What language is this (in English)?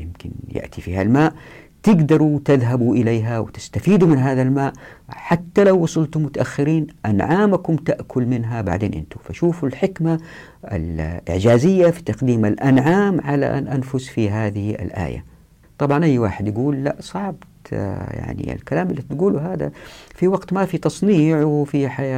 Arabic